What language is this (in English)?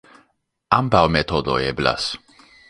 Esperanto